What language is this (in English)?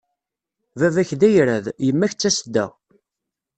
Kabyle